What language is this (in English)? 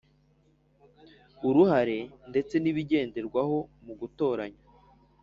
Kinyarwanda